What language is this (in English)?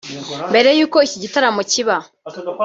Kinyarwanda